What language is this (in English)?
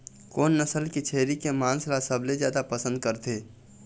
Chhattisgarhi